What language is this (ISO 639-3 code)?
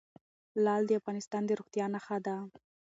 pus